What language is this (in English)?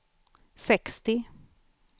Swedish